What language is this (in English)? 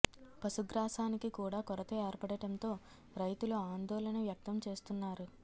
Telugu